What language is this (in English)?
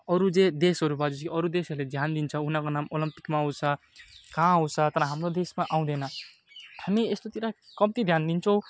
Nepali